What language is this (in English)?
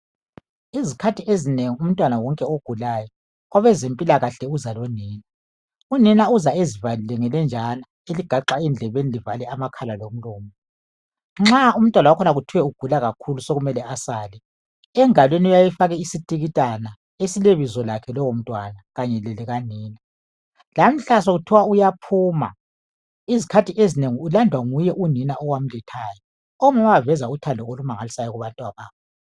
North Ndebele